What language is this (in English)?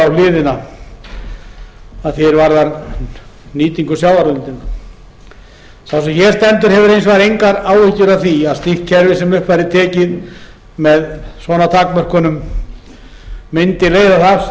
Icelandic